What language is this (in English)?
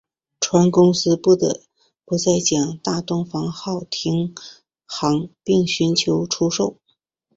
Chinese